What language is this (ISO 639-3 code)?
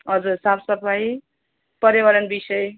nep